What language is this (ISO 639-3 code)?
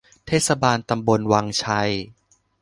tha